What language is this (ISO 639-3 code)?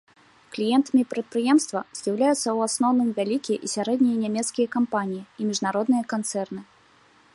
bel